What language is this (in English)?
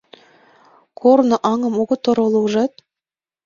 Mari